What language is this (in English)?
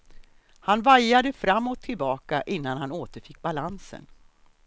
Swedish